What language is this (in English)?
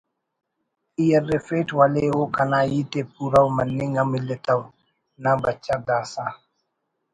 Brahui